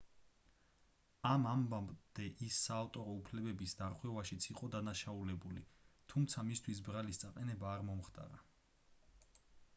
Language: Georgian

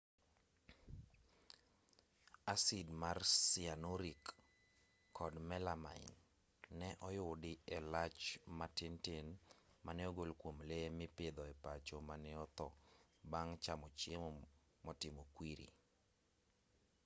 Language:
Luo (Kenya and Tanzania)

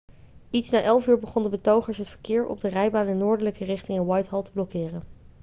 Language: Dutch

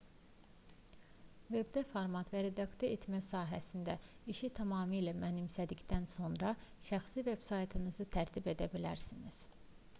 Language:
Azerbaijani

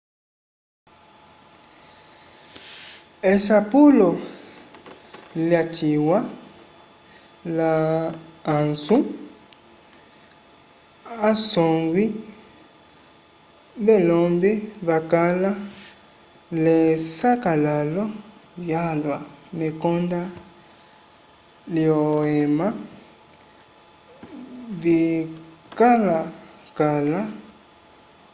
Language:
Umbundu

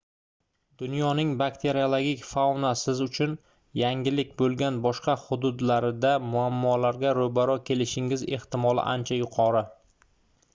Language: Uzbek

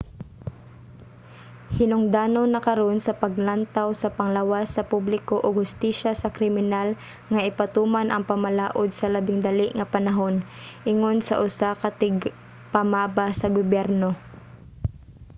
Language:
Cebuano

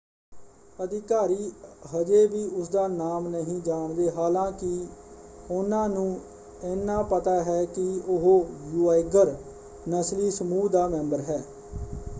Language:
Punjabi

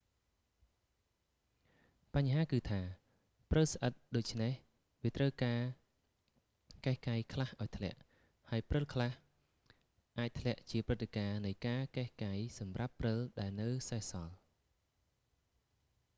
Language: Khmer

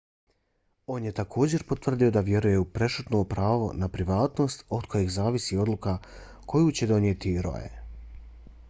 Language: Bosnian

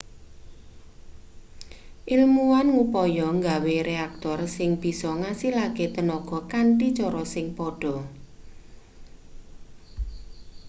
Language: Javanese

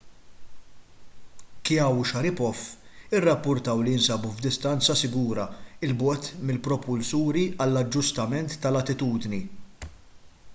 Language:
Maltese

